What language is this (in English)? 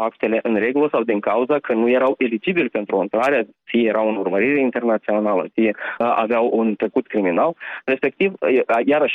Romanian